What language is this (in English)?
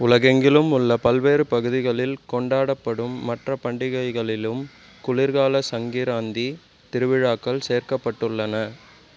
Tamil